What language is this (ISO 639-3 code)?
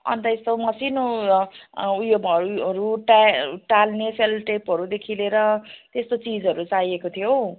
nep